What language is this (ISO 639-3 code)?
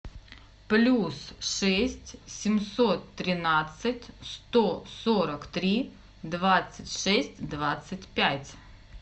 rus